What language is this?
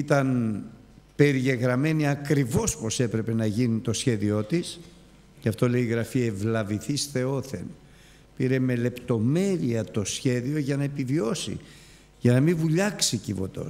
Greek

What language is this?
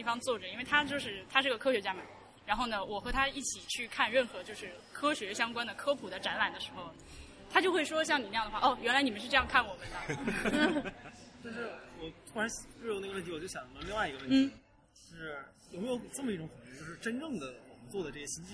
Chinese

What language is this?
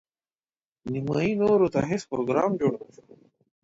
Pashto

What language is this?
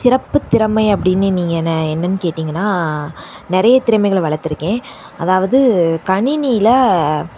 Tamil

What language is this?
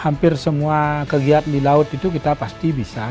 Indonesian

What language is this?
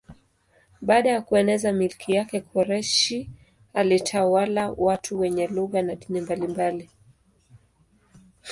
Swahili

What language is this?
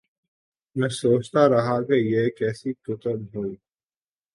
Urdu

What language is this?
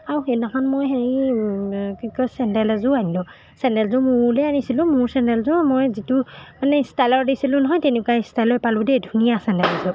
Assamese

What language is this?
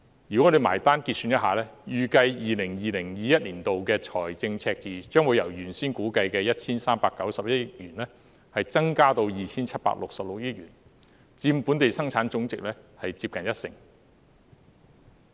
Cantonese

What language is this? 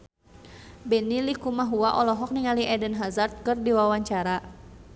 Sundanese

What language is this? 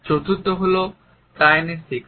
Bangla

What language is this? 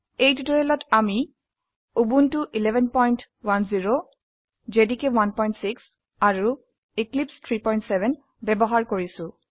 Assamese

